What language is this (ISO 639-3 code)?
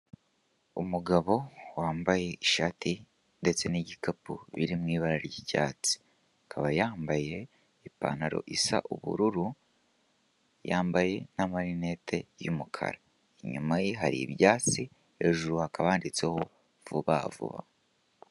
kin